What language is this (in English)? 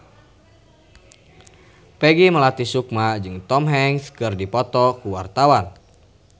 Sundanese